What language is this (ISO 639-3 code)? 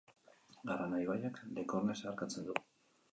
eus